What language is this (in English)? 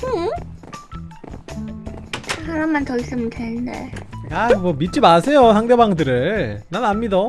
Korean